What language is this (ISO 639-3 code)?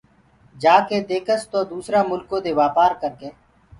ggg